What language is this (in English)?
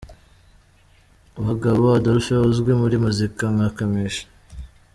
Kinyarwanda